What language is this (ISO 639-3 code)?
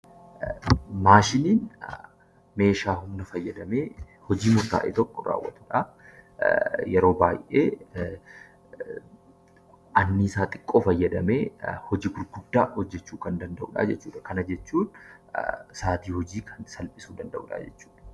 orm